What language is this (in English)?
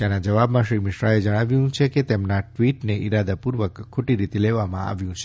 Gujarati